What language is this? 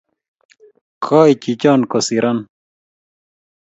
Kalenjin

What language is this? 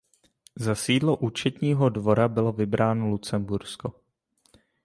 Czech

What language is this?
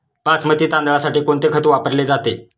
Marathi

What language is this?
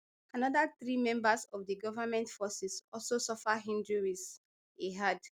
Nigerian Pidgin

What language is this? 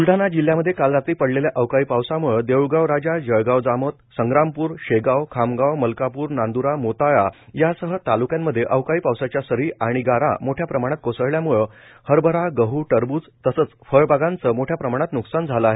Marathi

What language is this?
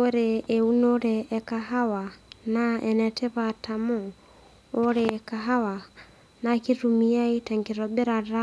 Masai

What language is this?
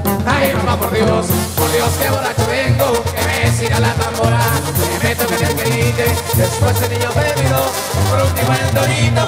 Spanish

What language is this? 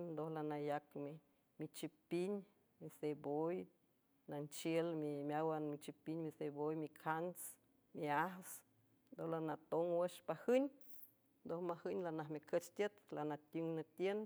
San Francisco Del Mar Huave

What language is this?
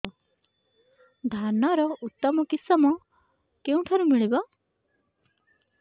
Odia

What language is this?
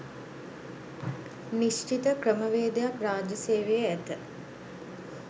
Sinhala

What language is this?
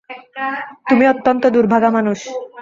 Bangla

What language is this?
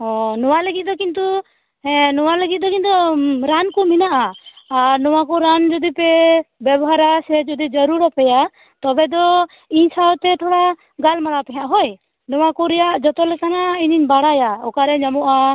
Santali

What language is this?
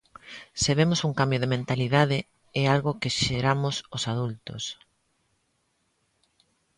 Galician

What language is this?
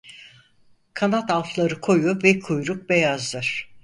Turkish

